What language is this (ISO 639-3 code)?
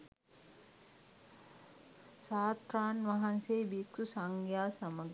sin